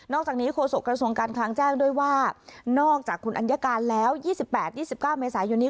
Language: Thai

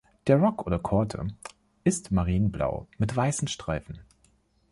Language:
German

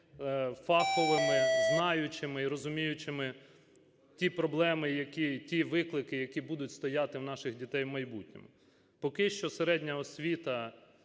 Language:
Ukrainian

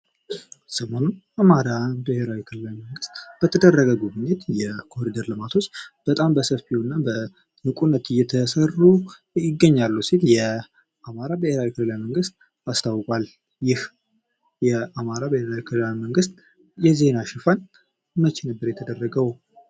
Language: Amharic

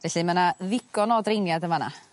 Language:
Welsh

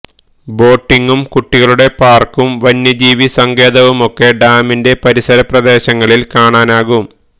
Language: Malayalam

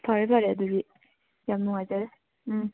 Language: Manipuri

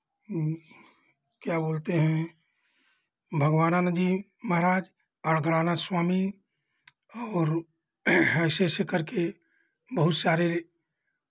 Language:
Hindi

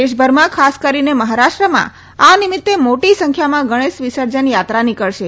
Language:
Gujarati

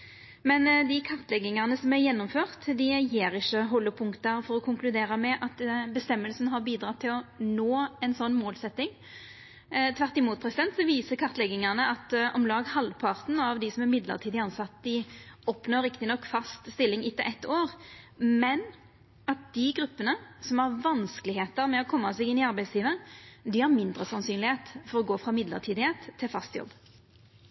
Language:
Norwegian Nynorsk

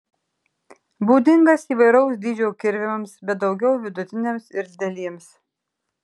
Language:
Lithuanian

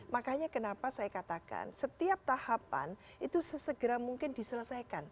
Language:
Indonesian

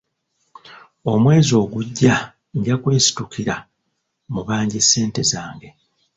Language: Ganda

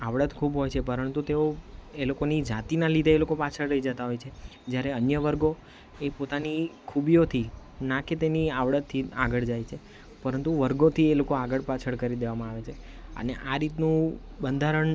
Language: Gujarati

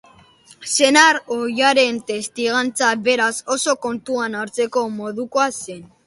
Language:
Basque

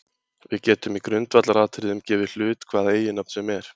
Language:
Icelandic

